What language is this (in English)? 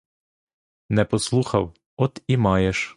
Ukrainian